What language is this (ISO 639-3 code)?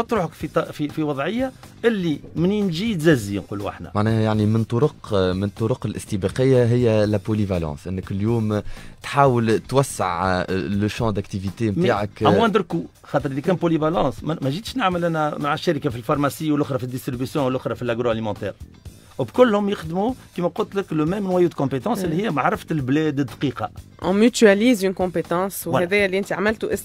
ara